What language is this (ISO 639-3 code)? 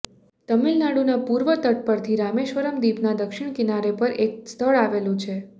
guj